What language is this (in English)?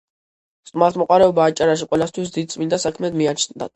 Georgian